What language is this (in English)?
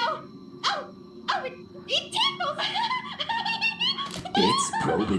Russian